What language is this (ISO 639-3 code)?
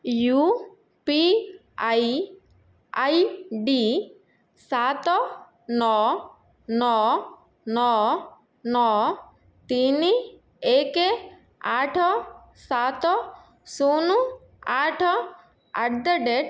ori